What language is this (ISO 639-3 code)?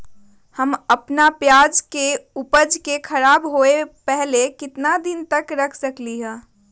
mag